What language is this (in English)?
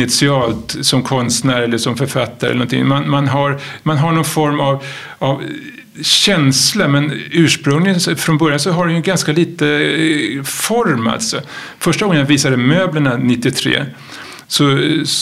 Swedish